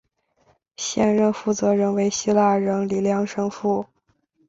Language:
Chinese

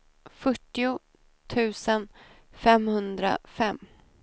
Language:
Swedish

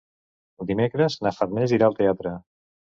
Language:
Catalan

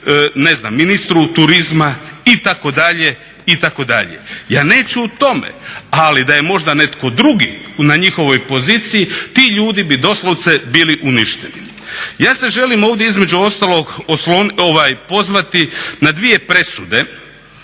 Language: Croatian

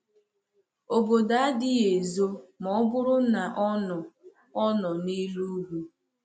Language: Igbo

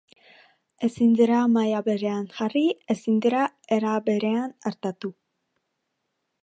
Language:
Basque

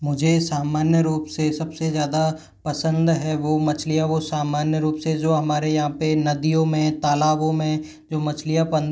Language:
Hindi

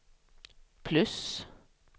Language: Swedish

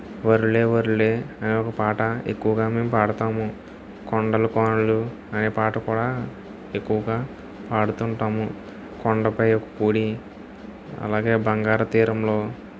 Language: Telugu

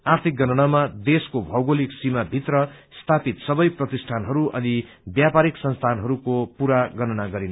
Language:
Nepali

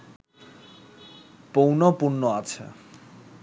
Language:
Bangla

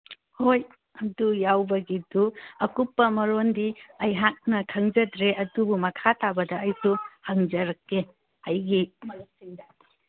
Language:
Manipuri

